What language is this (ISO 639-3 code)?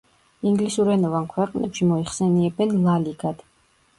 kat